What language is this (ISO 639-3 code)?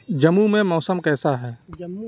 urd